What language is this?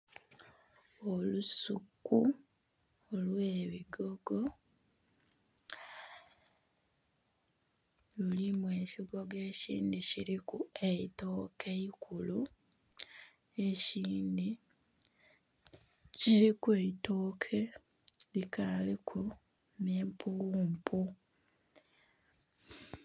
Soga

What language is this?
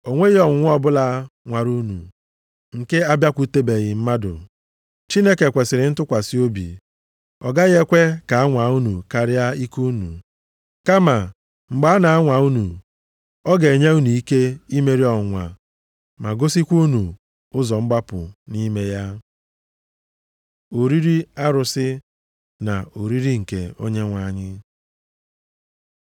Igbo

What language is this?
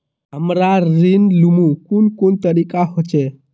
Magahi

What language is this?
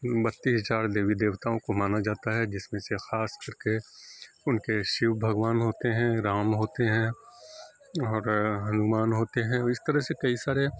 Urdu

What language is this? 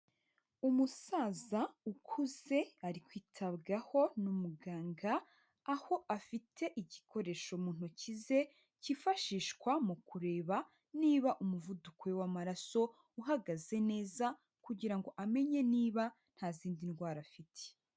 Kinyarwanda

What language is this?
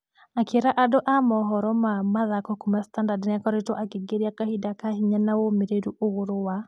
Kikuyu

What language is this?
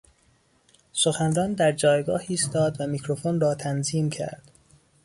Persian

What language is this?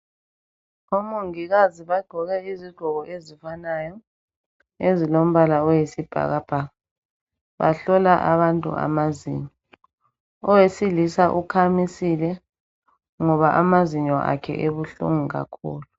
North Ndebele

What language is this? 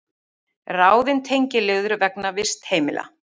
Icelandic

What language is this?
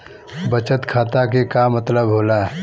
Bhojpuri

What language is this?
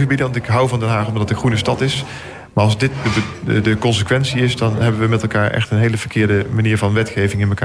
Dutch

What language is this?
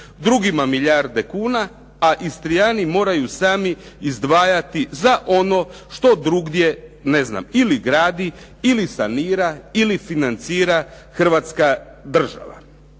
Croatian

